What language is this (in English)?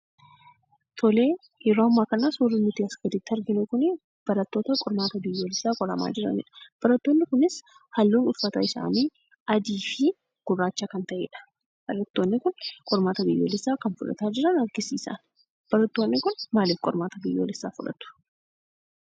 Oromo